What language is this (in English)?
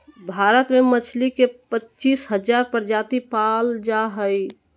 Magahi